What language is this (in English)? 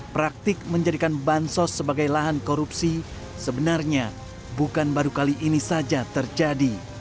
Indonesian